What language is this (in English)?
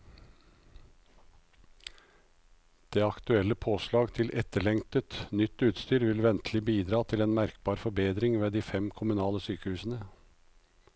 Norwegian